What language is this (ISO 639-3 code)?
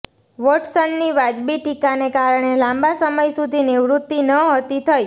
guj